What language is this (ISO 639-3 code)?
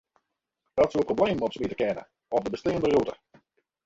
fry